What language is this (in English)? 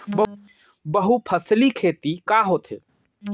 Chhattisgarhi